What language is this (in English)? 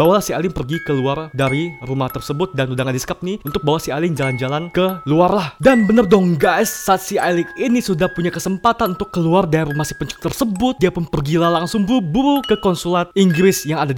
Indonesian